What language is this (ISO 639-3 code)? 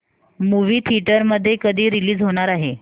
mar